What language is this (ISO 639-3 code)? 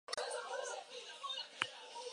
eus